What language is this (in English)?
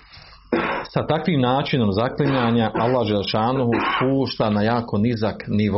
Croatian